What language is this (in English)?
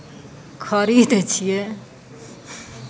Maithili